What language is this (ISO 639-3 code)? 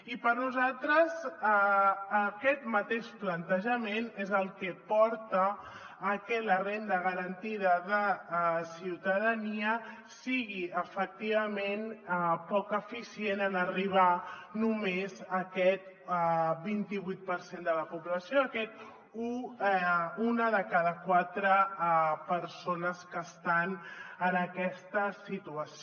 cat